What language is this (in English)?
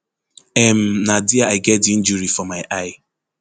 Nigerian Pidgin